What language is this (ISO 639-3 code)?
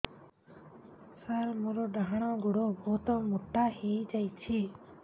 ori